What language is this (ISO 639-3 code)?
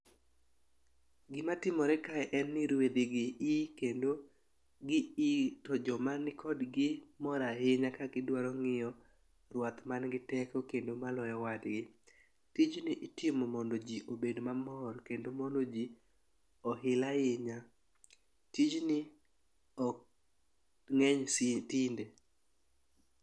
luo